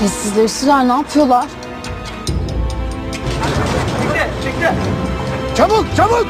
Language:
Turkish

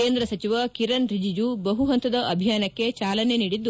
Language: Kannada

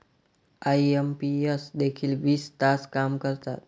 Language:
Marathi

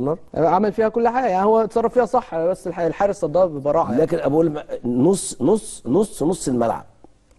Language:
Arabic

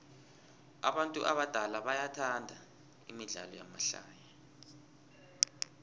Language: South Ndebele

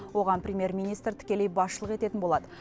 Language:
Kazakh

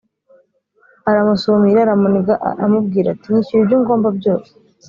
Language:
Kinyarwanda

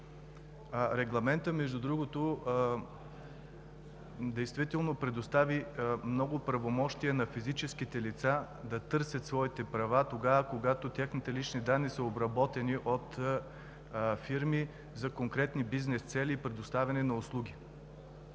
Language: Bulgarian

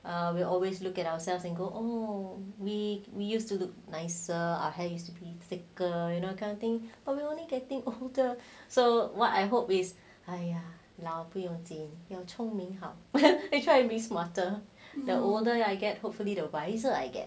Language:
English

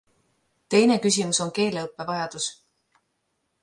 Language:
Estonian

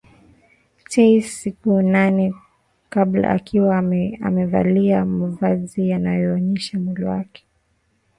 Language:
Swahili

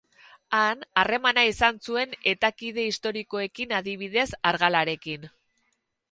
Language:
Basque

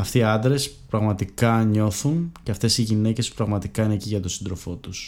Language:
Greek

